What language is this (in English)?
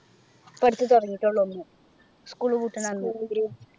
Malayalam